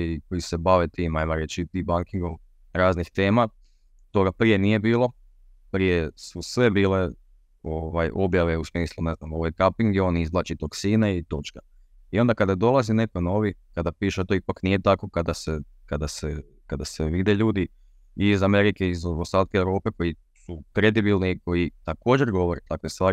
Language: Croatian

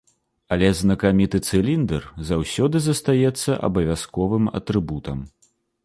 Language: Belarusian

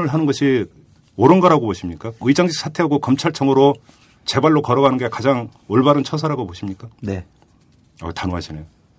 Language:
Korean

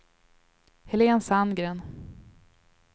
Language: Swedish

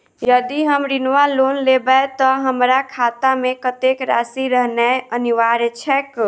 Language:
Maithili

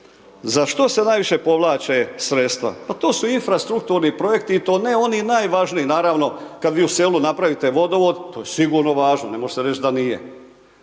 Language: Croatian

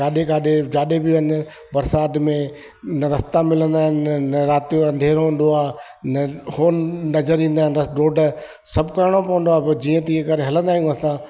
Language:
Sindhi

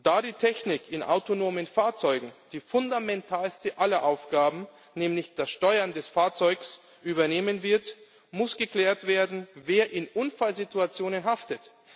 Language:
German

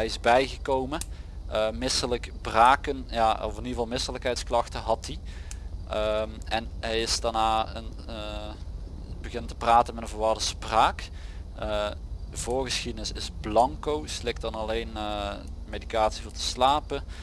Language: Dutch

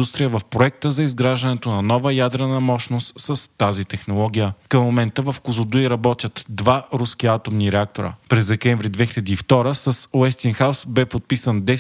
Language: Bulgarian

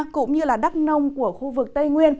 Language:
Vietnamese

